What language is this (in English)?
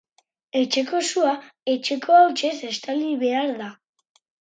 Basque